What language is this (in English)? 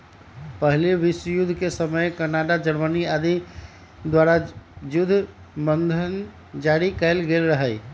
Magahi